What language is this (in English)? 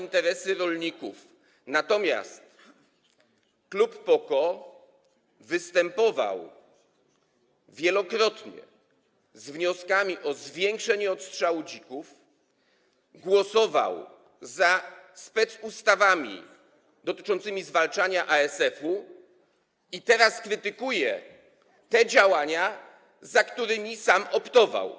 Polish